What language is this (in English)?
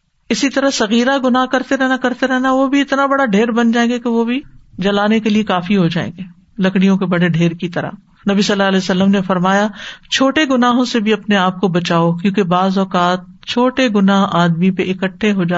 Urdu